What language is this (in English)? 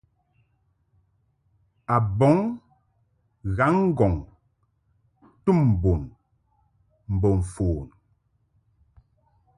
Mungaka